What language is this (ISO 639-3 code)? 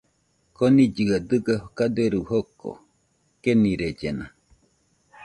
hux